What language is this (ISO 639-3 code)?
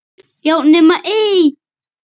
isl